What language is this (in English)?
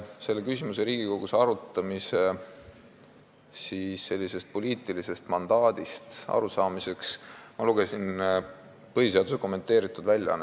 Estonian